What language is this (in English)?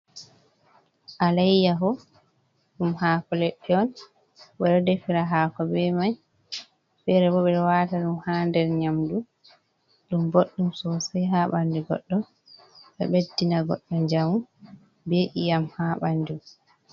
Fula